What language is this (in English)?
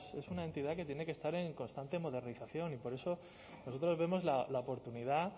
Spanish